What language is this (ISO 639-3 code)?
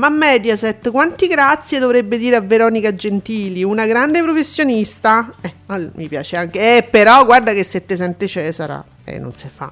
ita